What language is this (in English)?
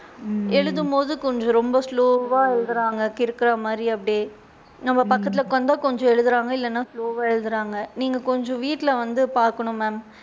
Tamil